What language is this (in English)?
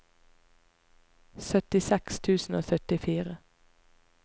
Norwegian